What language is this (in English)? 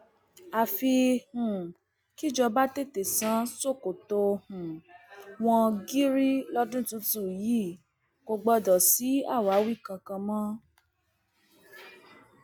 Yoruba